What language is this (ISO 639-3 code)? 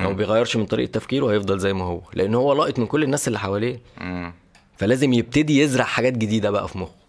ara